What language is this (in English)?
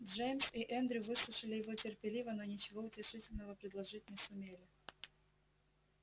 Russian